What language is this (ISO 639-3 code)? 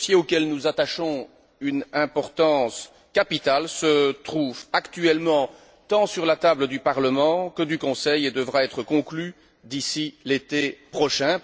fra